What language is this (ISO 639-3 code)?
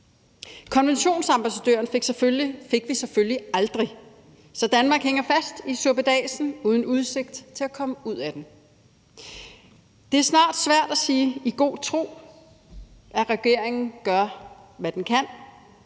dan